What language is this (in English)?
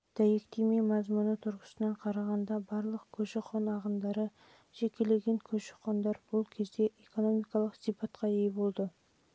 Kazakh